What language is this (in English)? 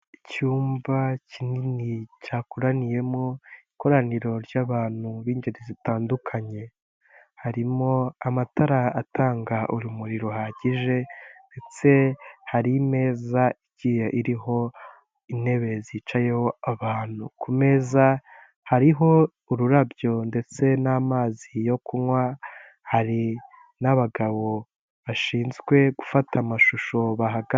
Kinyarwanda